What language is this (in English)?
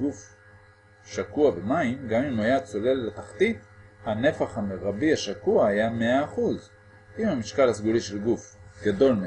Hebrew